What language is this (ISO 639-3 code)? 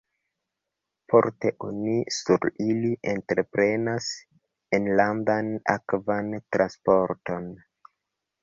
epo